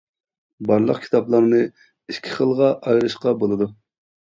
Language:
Uyghur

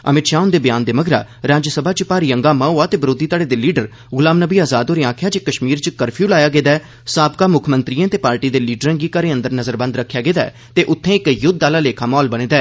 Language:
Dogri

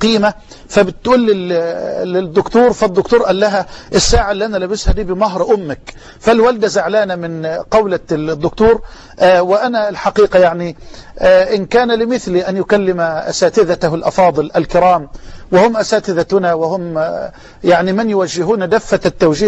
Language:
Arabic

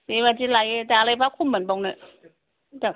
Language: Bodo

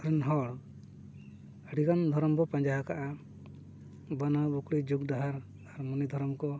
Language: Santali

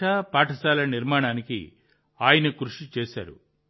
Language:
Telugu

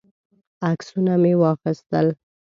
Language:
Pashto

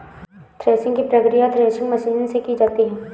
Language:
Hindi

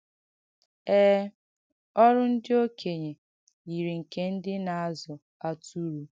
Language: Igbo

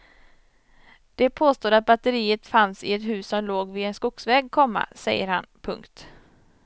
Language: Swedish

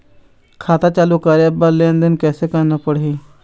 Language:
Chhattisgarhi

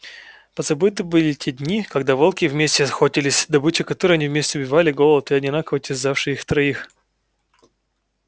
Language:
Russian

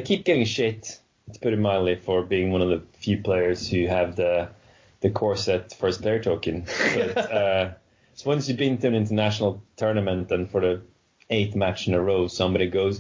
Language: English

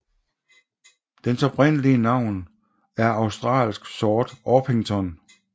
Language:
Danish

